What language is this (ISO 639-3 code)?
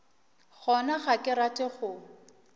nso